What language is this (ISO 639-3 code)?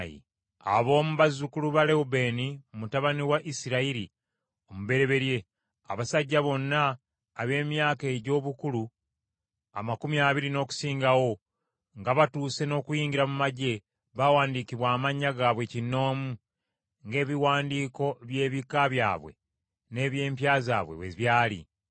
lug